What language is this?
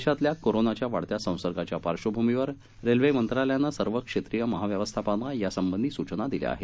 Marathi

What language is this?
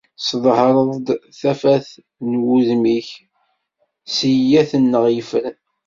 Kabyle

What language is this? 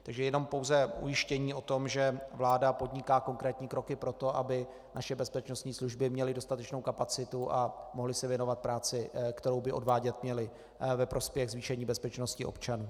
Czech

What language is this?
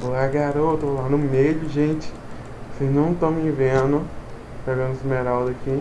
Portuguese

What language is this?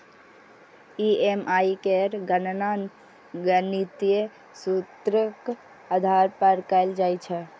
Maithili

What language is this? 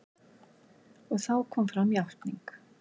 Icelandic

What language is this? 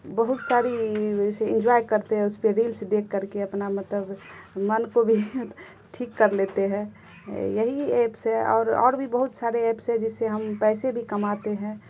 Urdu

